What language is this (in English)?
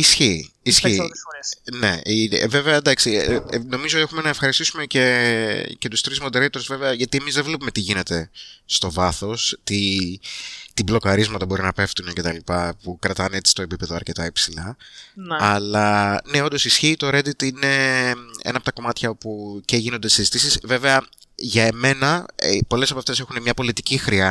Greek